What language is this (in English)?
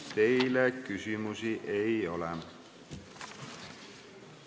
Estonian